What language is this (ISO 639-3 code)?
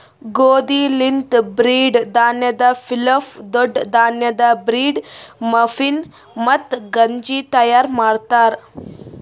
kan